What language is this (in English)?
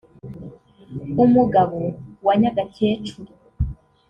Kinyarwanda